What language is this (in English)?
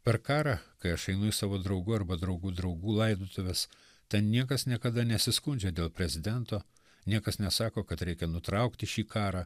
Lithuanian